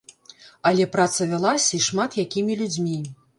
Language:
Belarusian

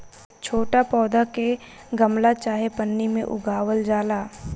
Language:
Bhojpuri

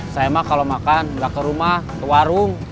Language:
Indonesian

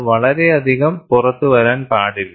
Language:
Malayalam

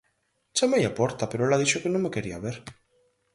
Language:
Galician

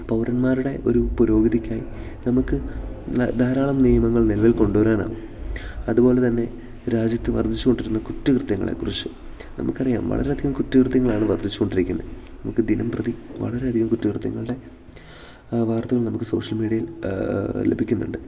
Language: Malayalam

